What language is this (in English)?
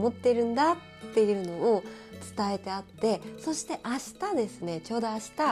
Japanese